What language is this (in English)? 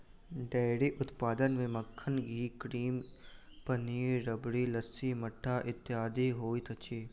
Maithili